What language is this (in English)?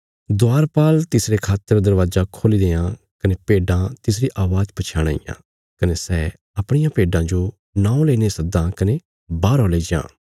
Bilaspuri